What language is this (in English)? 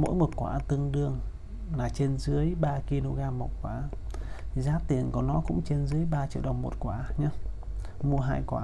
Vietnamese